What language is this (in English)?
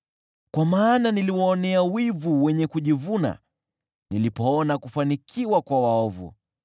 Swahili